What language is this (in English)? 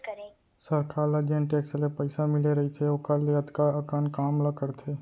Chhattisgarhi